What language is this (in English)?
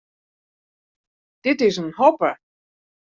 Western Frisian